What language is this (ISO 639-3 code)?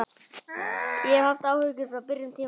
isl